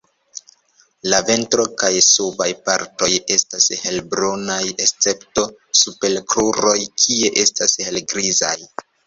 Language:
Esperanto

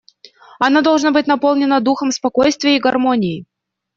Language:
Russian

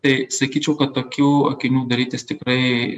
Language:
Lithuanian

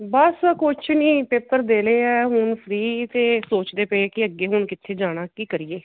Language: Punjabi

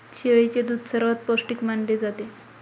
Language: Marathi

